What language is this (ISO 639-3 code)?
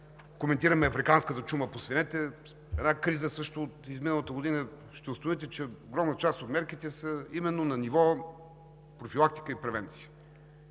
bul